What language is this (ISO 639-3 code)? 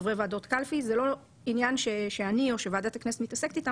heb